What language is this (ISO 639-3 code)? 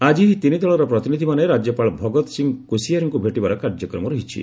ori